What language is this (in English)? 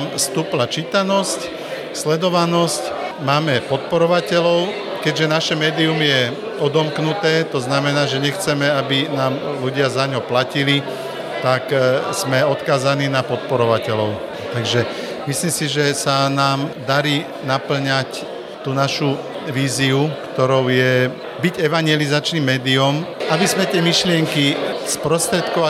Slovak